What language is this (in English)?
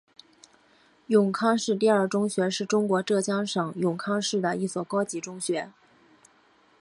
Chinese